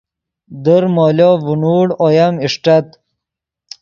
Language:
Yidgha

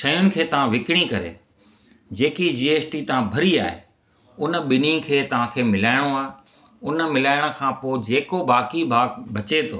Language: Sindhi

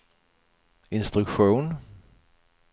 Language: Swedish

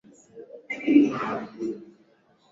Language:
Swahili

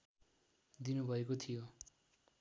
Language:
Nepali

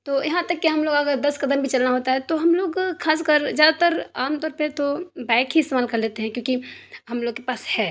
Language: Urdu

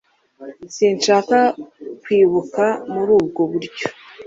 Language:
Kinyarwanda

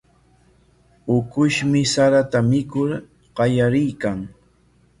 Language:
Corongo Ancash Quechua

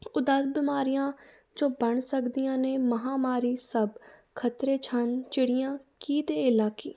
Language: Punjabi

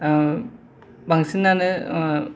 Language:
Bodo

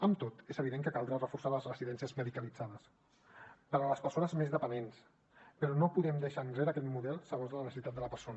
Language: Catalan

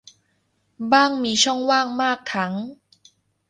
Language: Thai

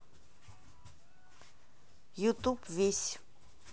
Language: Russian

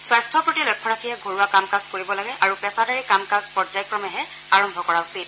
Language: Assamese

